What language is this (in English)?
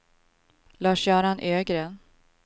Swedish